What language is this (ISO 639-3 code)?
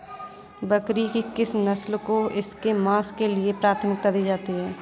hin